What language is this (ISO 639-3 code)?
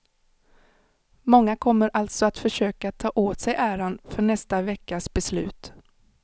swe